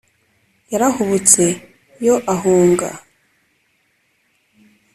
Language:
Kinyarwanda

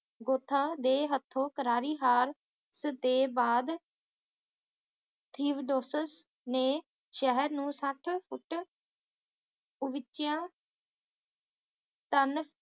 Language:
Punjabi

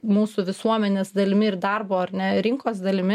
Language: Lithuanian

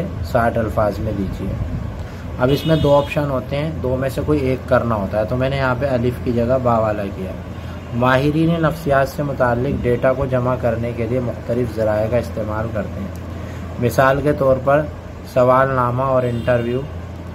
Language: Hindi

